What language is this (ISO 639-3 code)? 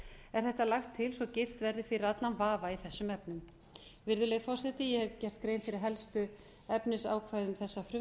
isl